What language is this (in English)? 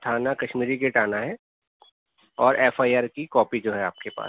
Urdu